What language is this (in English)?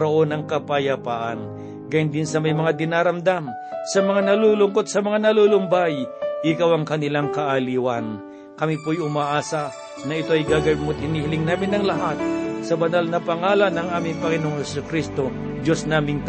Filipino